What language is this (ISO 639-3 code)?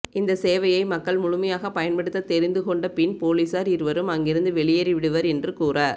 tam